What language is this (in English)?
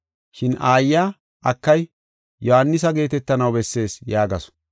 Gofa